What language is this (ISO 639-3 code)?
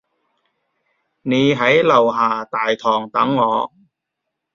yue